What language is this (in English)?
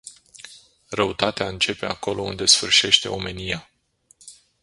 Romanian